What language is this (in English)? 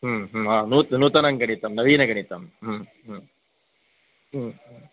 Sanskrit